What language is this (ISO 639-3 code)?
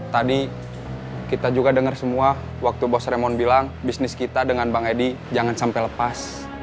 ind